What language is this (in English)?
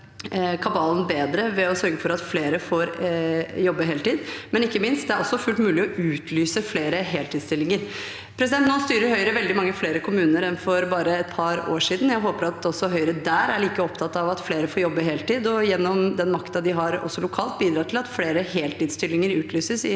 Norwegian